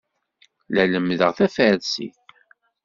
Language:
Kabyle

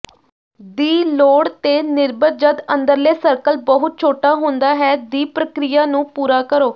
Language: Punjabi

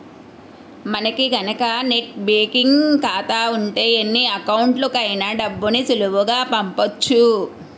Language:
Telugu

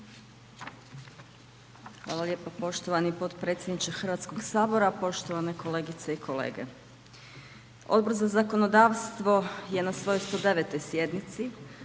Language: Croatian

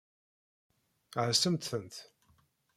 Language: Kabyle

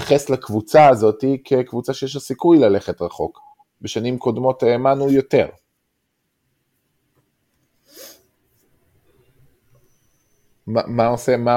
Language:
Hebrew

